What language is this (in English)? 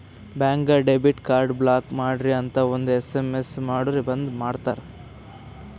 Kannada